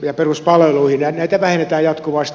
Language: Finnish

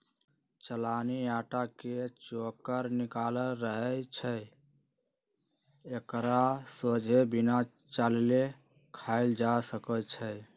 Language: Magahi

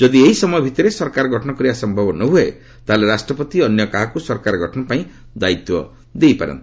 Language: Odia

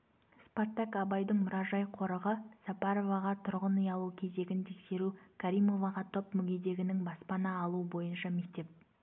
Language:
Kazakh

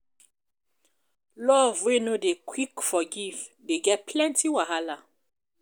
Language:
Nigerian Pidgin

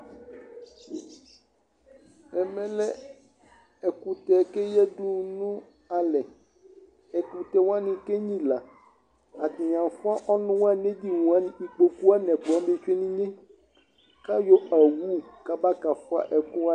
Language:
Ikposo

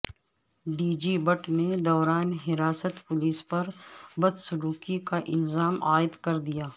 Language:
Urdu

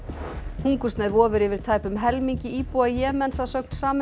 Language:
Icelandic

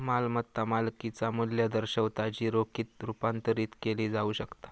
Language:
Marathi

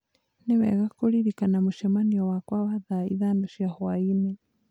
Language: Kikuyu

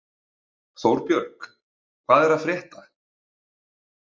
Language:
Icelandic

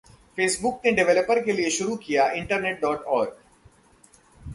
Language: Hindi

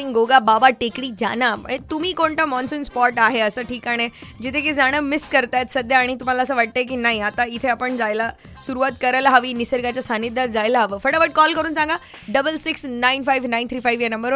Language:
Marathi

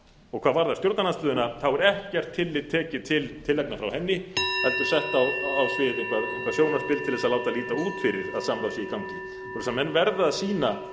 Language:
Icelandic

